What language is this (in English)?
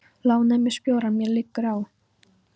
Icelandic